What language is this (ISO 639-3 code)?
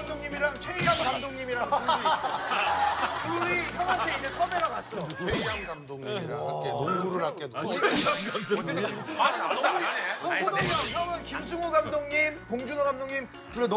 kor